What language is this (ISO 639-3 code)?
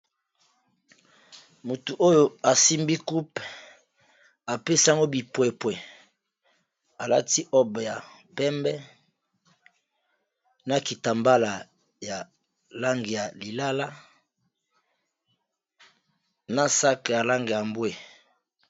lin